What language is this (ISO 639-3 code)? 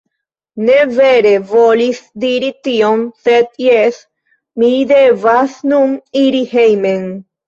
epo